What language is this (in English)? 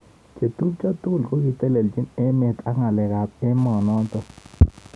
Kalenjin